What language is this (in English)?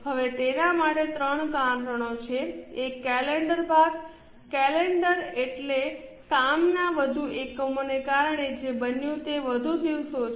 Gujarati